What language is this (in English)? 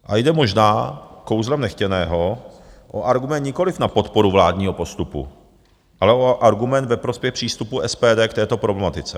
Czech